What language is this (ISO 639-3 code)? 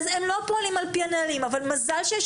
heb